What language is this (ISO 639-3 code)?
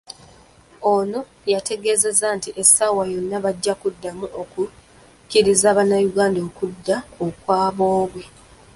lug